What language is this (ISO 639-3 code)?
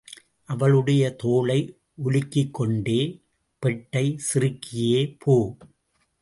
tam